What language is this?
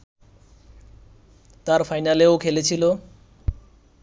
Bangla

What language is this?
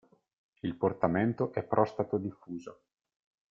Italian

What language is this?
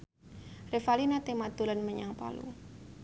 Javanese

